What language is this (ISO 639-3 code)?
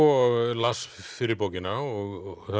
isl